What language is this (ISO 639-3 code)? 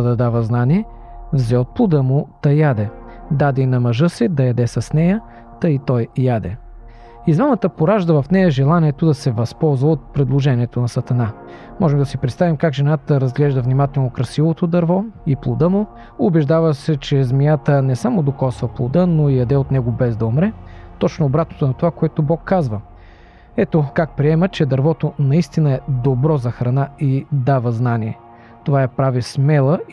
bul